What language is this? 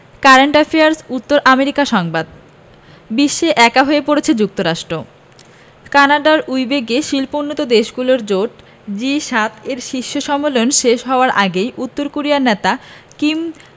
Bangla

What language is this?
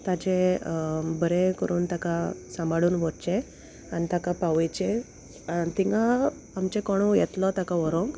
Konkani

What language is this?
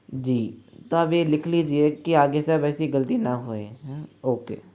Hindi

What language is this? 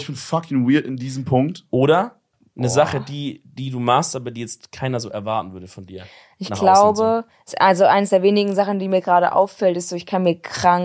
German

